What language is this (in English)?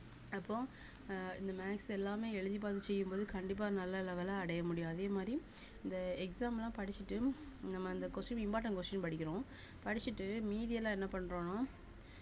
Tamil